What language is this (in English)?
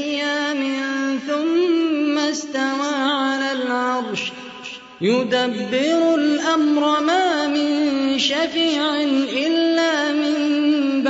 Arabic